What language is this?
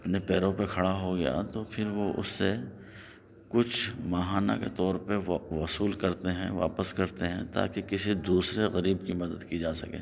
Urdu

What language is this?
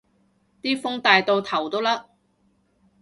Cantonese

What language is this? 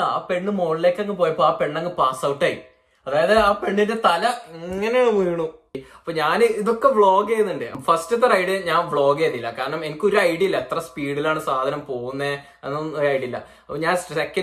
Malayalam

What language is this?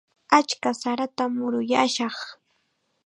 Chiquián Ancash Quechua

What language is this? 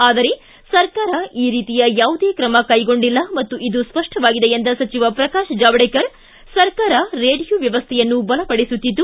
Kannada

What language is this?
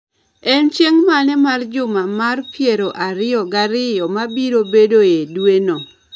Luo (Kenya and Tanzania)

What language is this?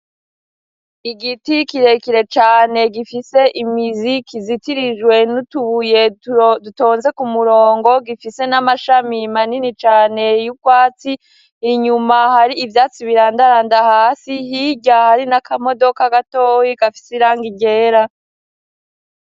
Rundi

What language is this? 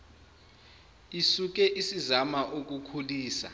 Zulu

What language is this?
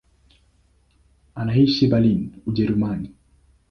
Swahili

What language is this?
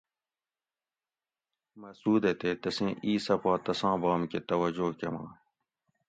Gawri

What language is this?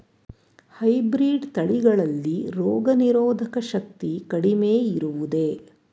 Kannada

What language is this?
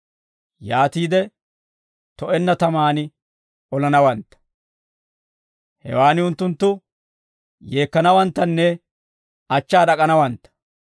Dawro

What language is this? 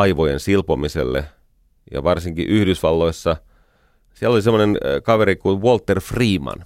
Finnish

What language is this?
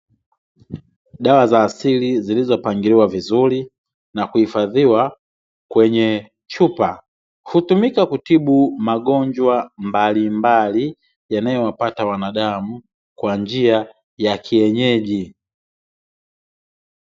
Swahili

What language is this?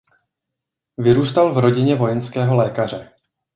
Czech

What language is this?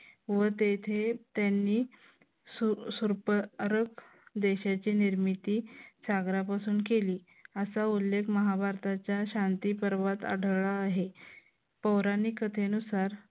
Marathi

